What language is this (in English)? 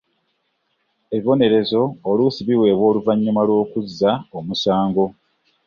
Ganda